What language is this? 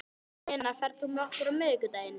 Icelandic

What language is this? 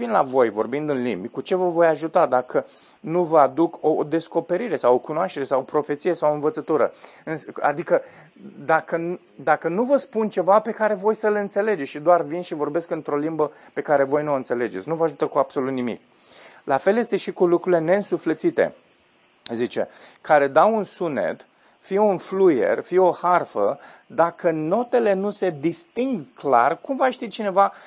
Romanian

